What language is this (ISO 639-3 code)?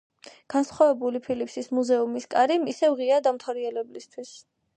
kat